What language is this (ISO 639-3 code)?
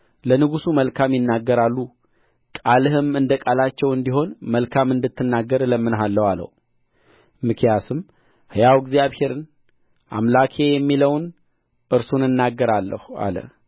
amh